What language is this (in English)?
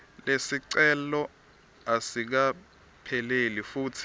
Swati